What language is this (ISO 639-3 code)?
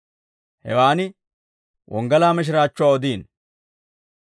dwr